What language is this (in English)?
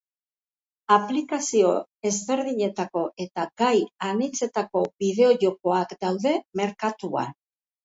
Basque